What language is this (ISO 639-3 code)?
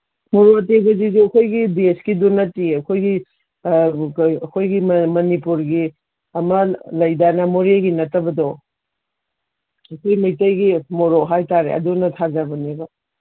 mni